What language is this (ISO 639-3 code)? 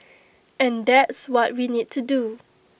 eng